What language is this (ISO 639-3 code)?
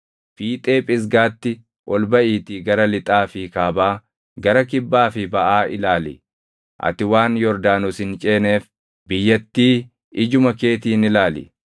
orm